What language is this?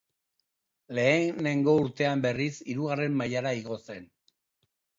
Basque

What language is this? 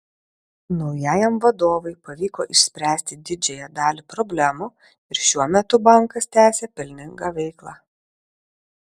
Lithuanian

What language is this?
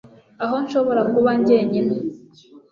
Kinyarwanda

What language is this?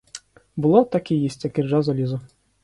Ukrainian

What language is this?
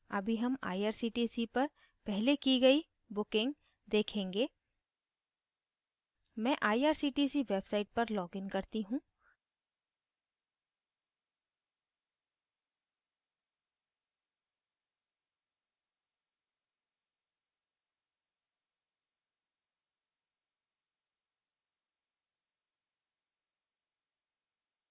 Hindi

